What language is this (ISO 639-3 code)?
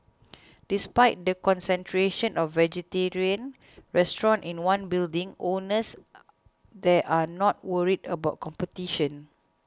eng